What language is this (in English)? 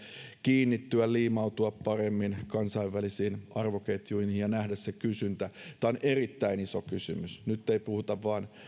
Finnish